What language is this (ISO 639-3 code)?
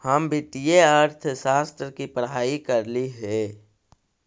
mag